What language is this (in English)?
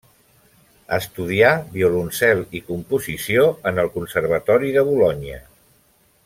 Catalan